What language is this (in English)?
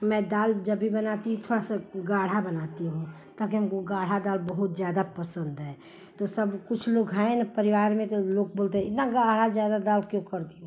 Hindi